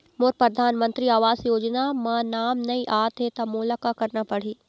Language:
Chhattisgarhi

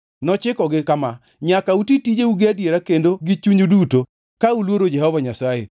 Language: Luo (Kenya and Tanzania)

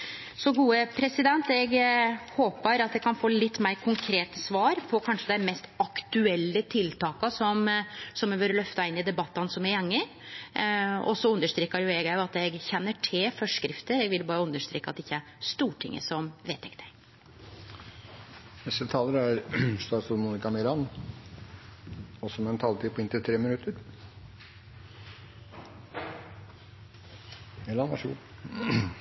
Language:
Norwegian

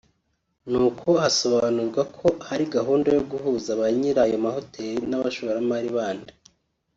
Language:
Kinyarwanda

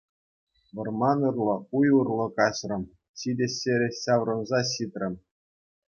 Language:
Chuvash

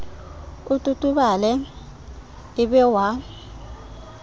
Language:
Southern Sotho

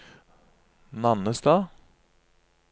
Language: Norwegian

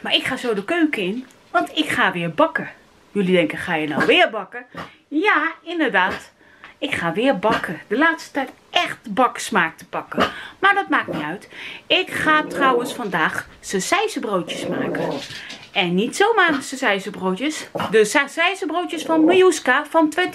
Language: Dutch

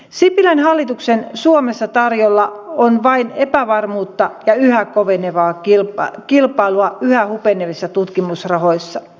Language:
Finnish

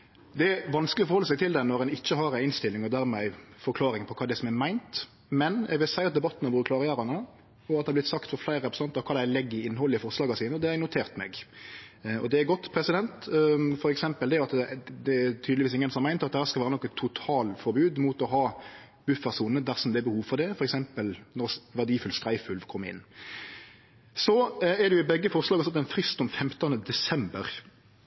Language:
Norwegian Nynorsk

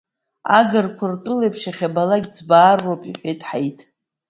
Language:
Abkhazian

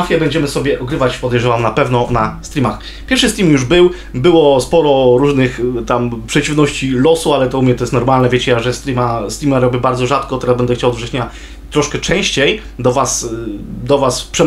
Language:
Polish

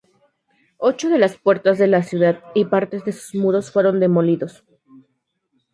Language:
Spanish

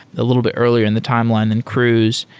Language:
English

